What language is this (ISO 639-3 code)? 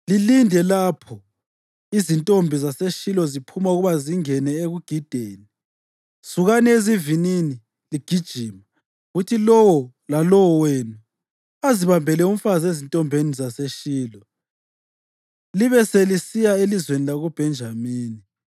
nde